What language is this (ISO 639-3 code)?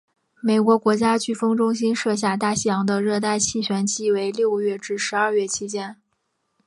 zho